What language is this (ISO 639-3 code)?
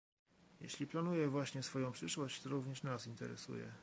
pol